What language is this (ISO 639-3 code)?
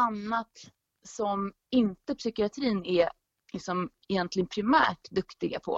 swe